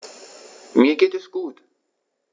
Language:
German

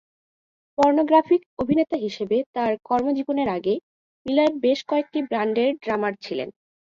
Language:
Bangla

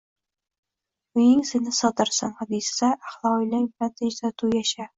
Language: Uzbek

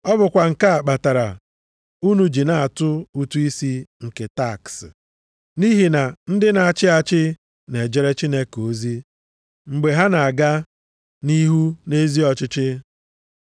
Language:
Igbo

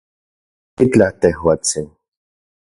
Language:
Central Puebla Nahuatl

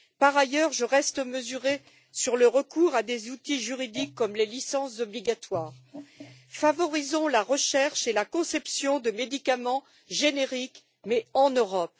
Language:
French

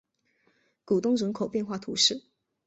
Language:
Chinese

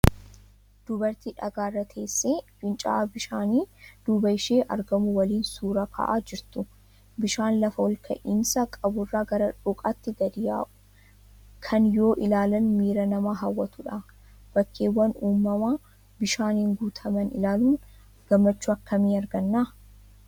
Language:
Oromo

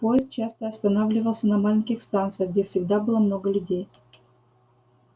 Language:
Russian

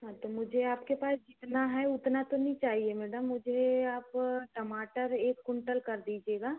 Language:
Hindi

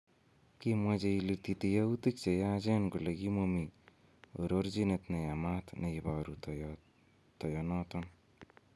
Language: Kalenjin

